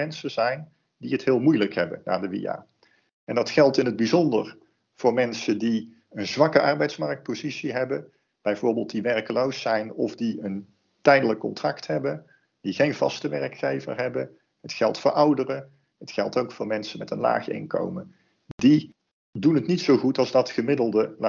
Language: Dutch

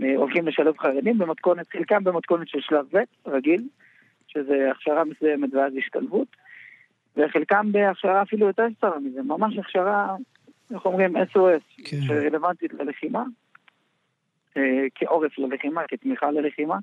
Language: Hebrew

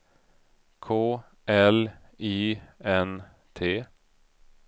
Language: Swedish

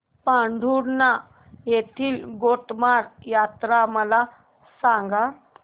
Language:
Marathi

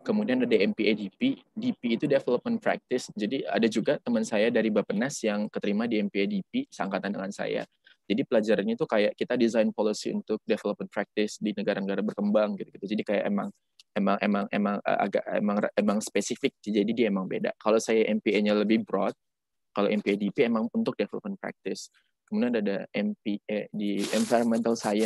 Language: Indonesian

